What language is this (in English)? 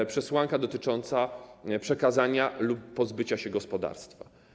Polish